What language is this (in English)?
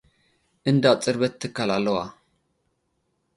Tigrinya